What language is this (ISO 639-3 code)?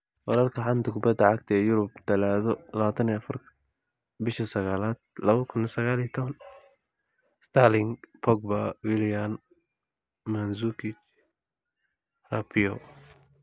som